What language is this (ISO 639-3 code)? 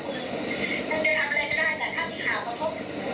tha